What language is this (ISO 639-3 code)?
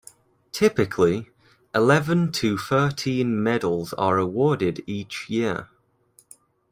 eng